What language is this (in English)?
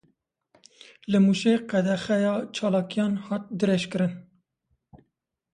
Kurdish